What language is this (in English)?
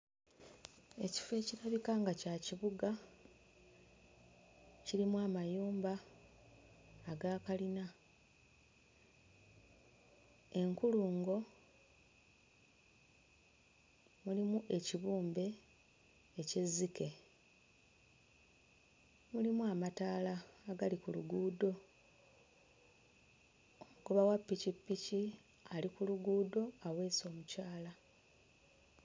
Ganda